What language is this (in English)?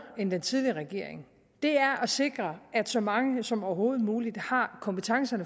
Danish